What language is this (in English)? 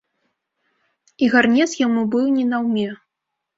Belarusian